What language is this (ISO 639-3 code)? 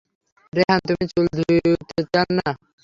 ben